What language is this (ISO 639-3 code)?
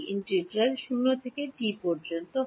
ben